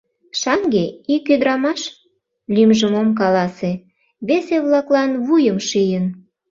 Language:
Mari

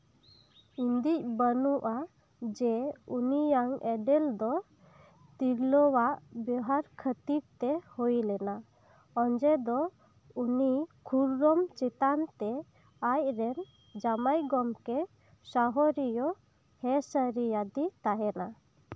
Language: Santali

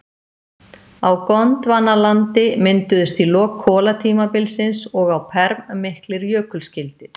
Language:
Icelandic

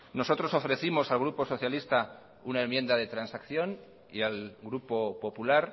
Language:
Spanish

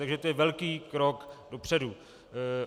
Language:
Czech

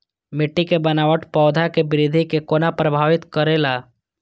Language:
Maithili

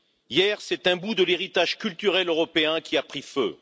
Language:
French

